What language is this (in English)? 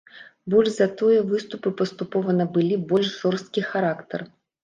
Belarusian